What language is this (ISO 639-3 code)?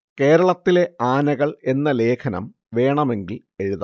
mal